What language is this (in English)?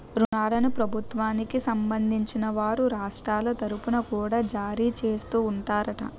Telugu